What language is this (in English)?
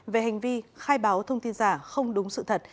Vietnamese